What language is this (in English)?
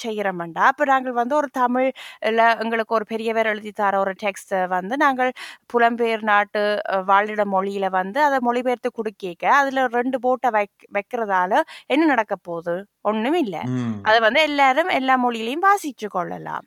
Tamil